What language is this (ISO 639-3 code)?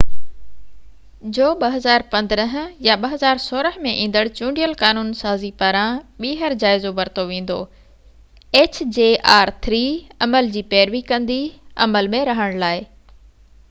snd